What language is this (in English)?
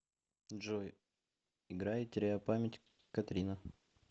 Russian